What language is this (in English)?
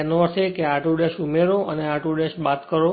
Gujarati